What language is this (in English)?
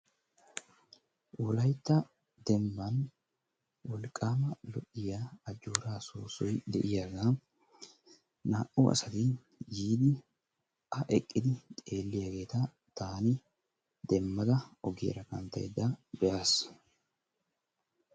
Wolaytta